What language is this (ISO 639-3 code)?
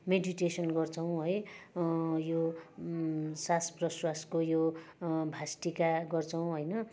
nep